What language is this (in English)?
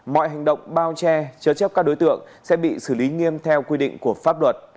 Vietnamese